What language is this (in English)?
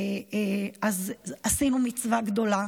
Hebrew